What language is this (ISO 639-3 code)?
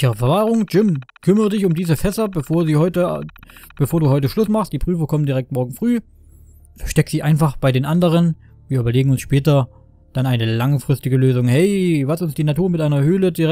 deu